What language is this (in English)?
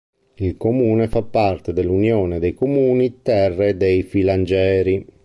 Italian